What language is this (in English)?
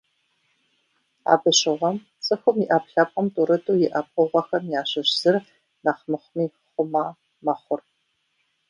Kabardian